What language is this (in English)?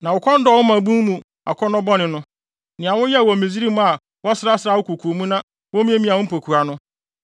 Akan